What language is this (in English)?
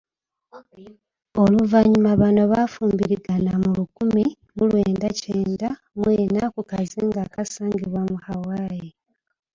Ganda